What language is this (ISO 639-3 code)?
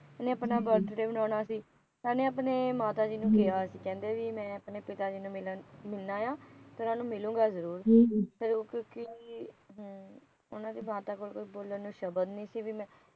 pan